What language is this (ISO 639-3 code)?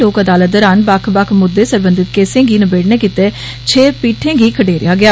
doi